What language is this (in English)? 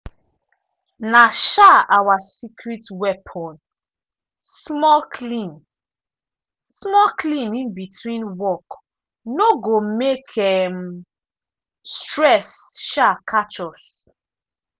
Nigerian Pidgin